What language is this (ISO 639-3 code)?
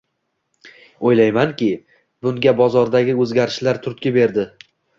uzb